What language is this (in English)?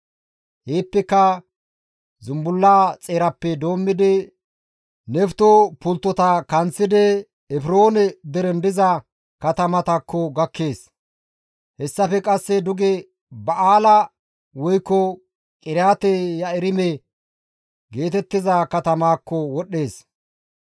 Gamo